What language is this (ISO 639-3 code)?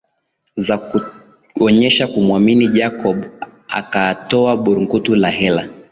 swa